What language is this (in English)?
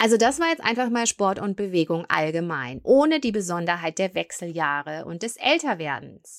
German